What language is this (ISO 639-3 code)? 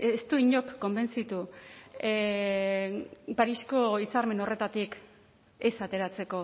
eus